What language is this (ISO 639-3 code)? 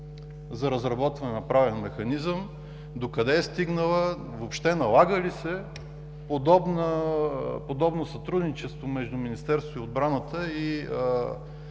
bul